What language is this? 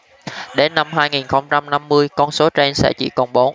Vietnamese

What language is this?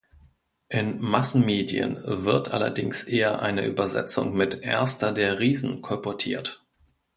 German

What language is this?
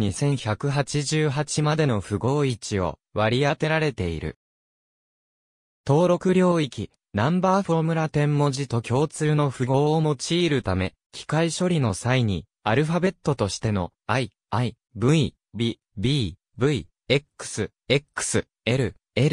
Japanese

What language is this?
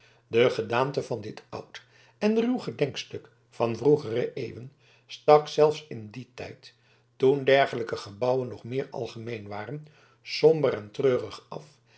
Dutch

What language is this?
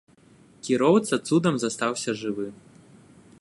Belarusian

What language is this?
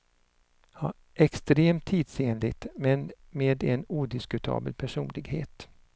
Swedish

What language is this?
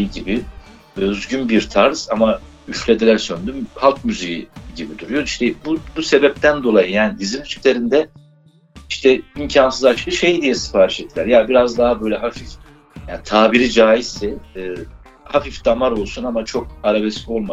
Turkish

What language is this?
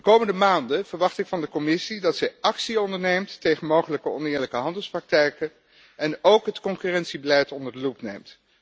Dutch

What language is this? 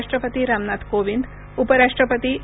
Marathi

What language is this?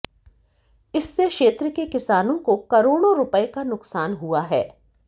Hindi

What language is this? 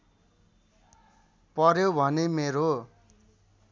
Nepali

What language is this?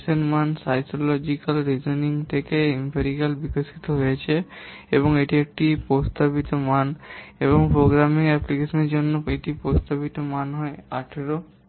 Bangla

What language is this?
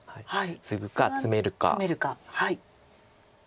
Japanese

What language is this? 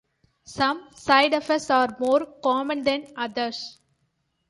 English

